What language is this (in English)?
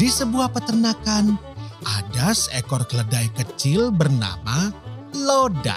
Indonesian